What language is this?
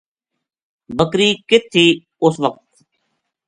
Gujari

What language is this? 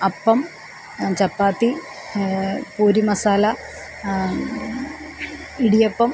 Malayalam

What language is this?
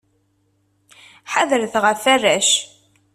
Kabyle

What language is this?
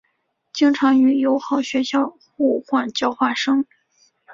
Chinese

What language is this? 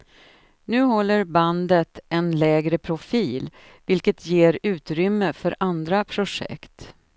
Swedish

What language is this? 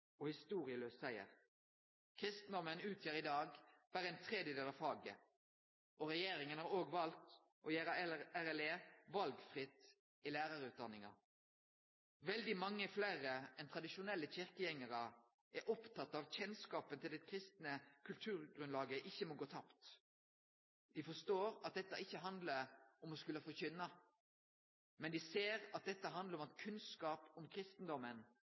Norwegian Nynorsk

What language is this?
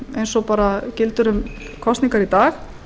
Icelandic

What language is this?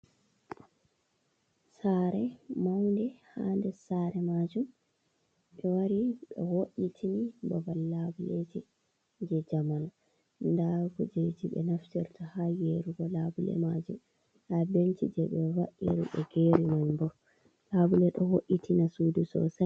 Fula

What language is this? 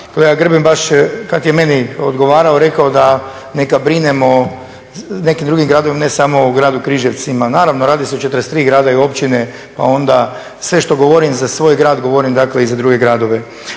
Croatian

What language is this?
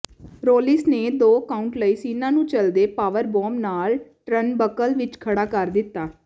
Punjabi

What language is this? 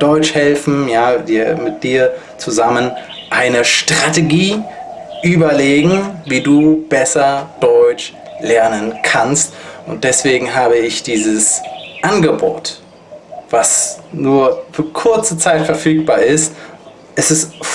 German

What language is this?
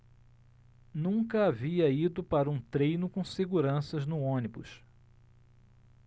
Portuguese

